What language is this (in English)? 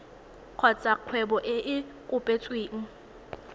Tswana